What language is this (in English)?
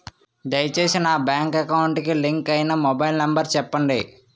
Telugu